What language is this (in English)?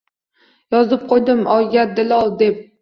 Uzbek